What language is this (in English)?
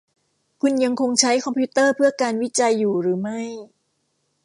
Thai